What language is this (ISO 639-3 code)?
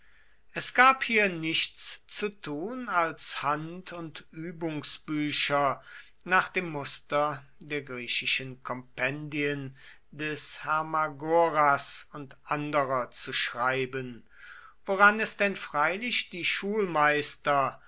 deu